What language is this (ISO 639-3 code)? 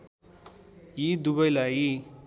nep